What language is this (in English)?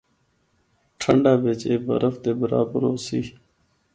Northern Hindko